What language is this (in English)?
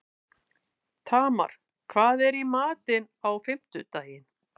Icelandic